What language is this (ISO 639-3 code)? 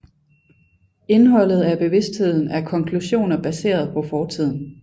dan